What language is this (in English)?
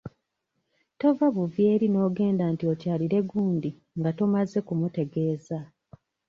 Ganda